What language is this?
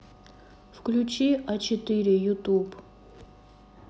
Russian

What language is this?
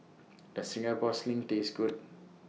English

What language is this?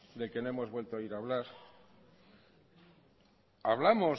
Spanish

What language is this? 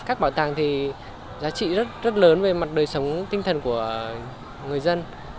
Vietnamese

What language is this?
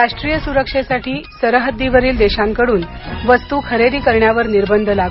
Marathi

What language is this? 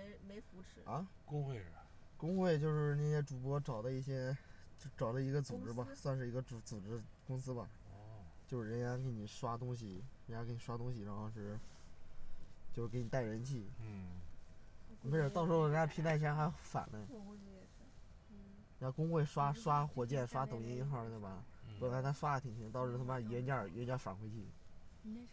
Chinese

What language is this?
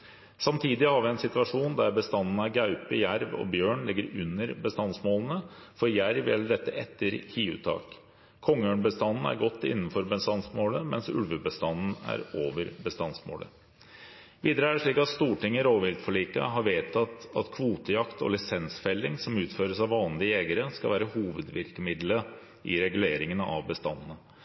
Norwegian Bokmål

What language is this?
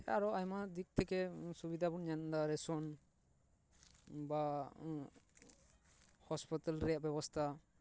Santali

